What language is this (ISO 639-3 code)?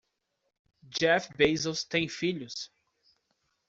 por